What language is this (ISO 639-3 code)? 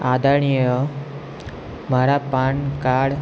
guj